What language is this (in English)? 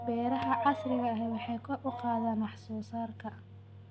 Somali